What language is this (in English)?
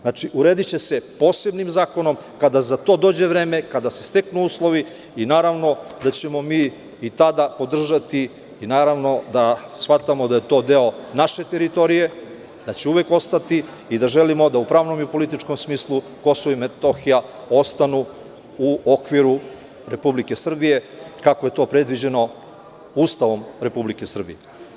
Serbian